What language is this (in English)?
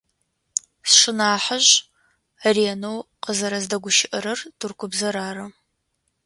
Adyghe